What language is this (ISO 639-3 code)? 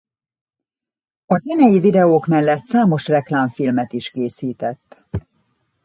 hun